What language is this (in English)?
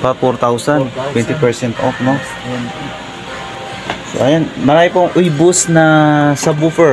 Filipino